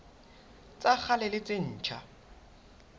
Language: Southern Sotho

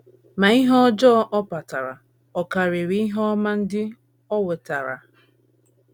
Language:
Igbo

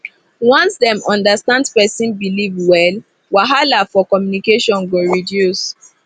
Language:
Nigerian Pidgin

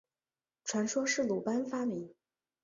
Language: Chinese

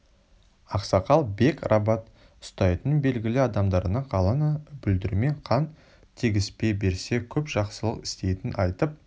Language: Kazakh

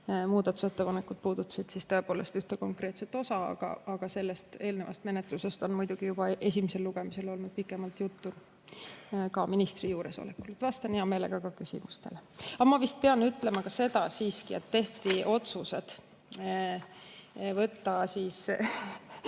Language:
Estonian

